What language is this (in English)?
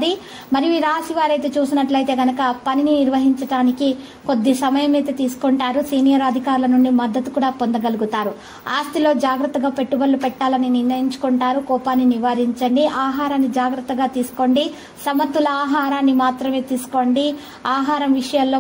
Telugu